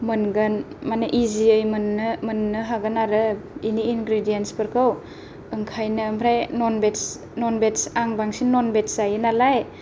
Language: Bodo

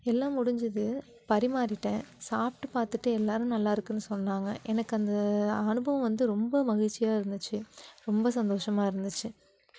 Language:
Tamil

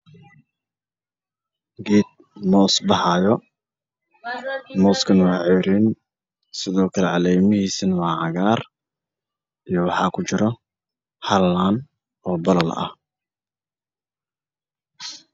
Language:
Somali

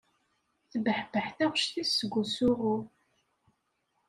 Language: Kabyle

